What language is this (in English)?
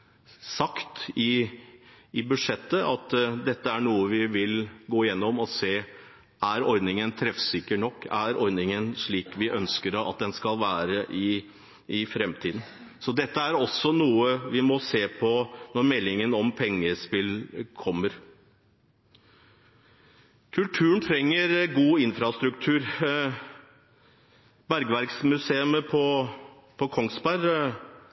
Norwegian Bokmål